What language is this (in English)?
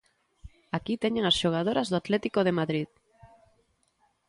Galician